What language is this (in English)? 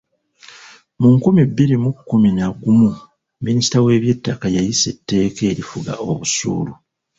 Ganda